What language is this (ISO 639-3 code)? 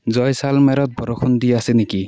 asm